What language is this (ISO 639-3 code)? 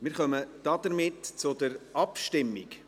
gsw